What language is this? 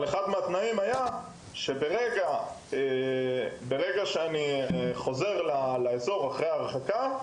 Hebrew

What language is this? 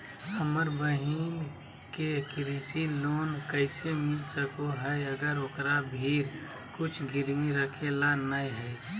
Magahi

